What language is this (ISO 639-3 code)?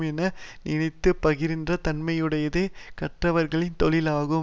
tam